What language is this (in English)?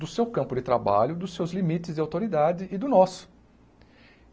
Portuguese